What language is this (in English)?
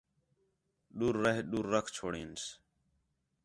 Khetrani